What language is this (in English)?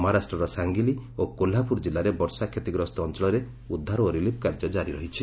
Odia